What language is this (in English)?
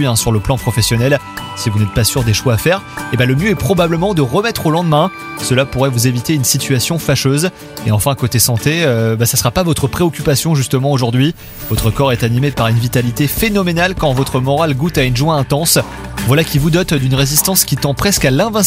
French